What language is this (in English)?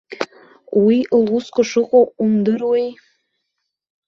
Abkhazian